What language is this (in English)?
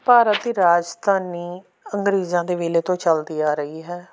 Punjabi